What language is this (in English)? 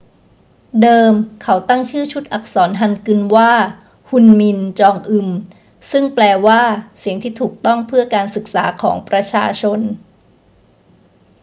Thai